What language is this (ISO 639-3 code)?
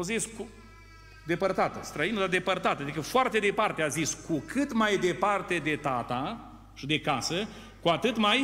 ron